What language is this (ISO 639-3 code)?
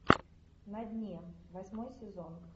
rus